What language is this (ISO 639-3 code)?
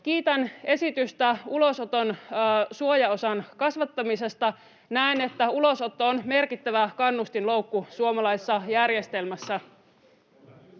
fin